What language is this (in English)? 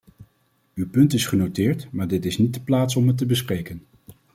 Dutch